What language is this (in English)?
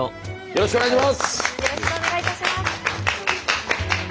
Japanese